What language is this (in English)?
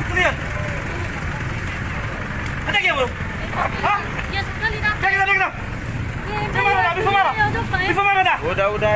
Indonesian